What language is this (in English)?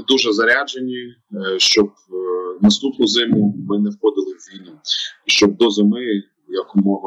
Ukrainian